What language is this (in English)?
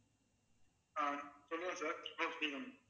Tamil